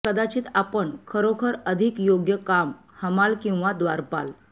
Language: Marathi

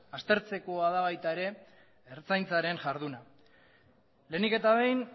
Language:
Basque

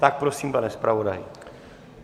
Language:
Czech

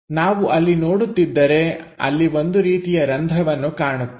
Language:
Kannada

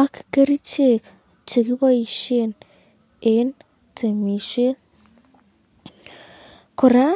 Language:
Kalenjin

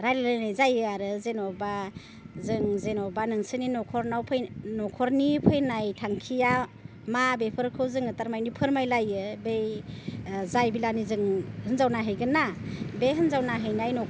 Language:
Bodo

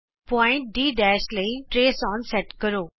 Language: Punjabi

